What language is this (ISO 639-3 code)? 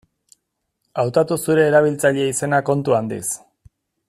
eus